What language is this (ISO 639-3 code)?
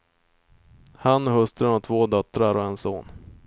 swe